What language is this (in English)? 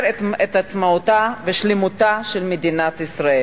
Hebrew